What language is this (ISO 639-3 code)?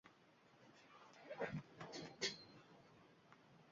uzb